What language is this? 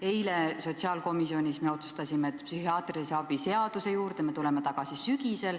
Estonian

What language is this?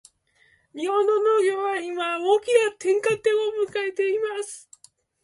Japanese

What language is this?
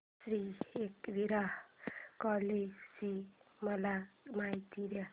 Marathi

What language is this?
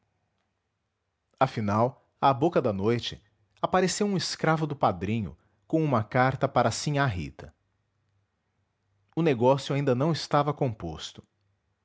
Portuguese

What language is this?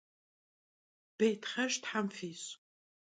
Kabardian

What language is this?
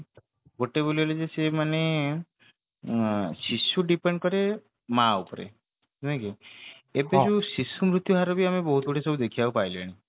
Odia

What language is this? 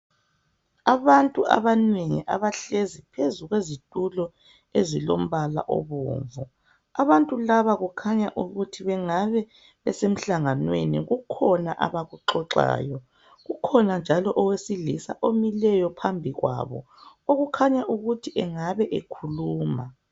North Ndebele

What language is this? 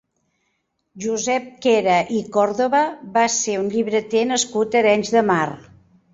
Catalan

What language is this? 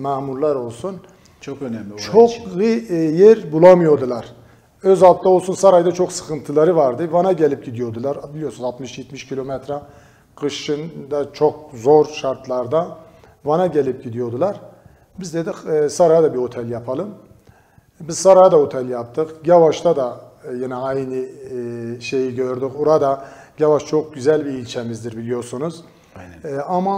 Turkish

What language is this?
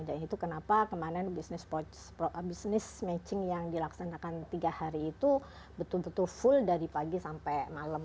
Indonesian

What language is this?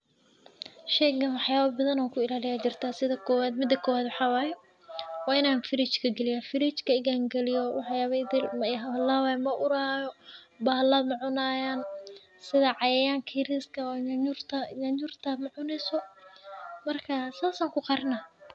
Somali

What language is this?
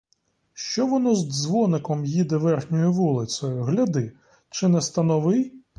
Ukrainian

